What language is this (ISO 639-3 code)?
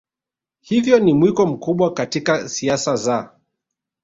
swa